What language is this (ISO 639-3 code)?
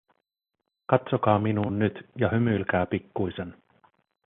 fin